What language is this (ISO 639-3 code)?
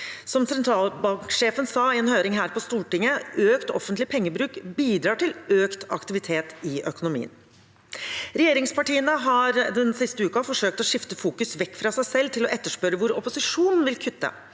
nor